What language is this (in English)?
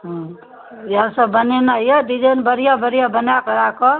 Maithili